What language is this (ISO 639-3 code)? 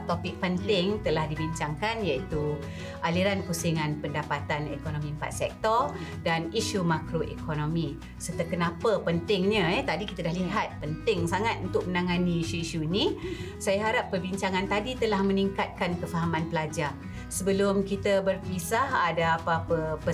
msa